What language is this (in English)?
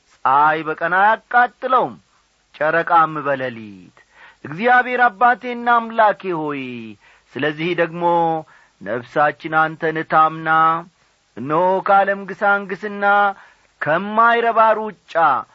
Amharic